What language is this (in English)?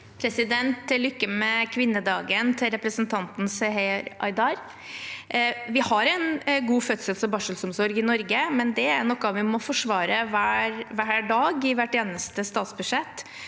Norwegian